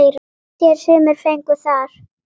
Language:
Icelandic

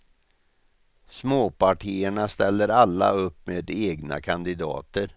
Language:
Swedish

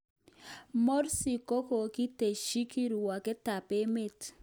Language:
Kalenjin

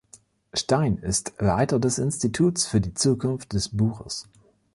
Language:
German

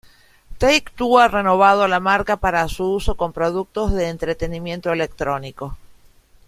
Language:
Spanish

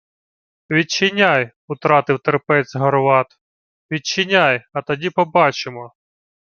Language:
Ukrainian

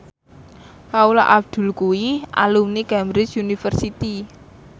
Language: Javanese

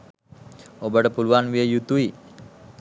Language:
Sinhala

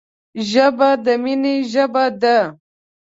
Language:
Pashto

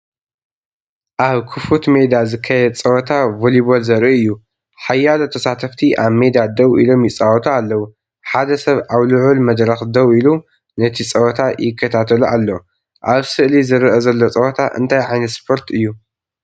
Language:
Tigrinya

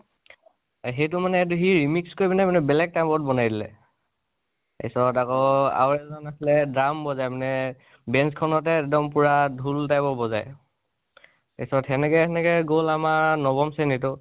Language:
Assamese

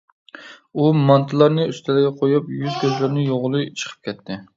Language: Uyghur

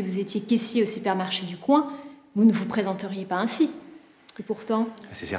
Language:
French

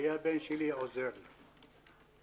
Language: Hebrew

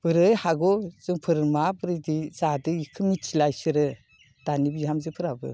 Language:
Bodo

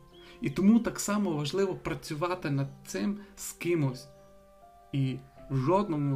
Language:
Ukrainian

